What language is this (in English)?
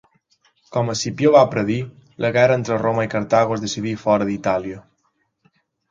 Catalan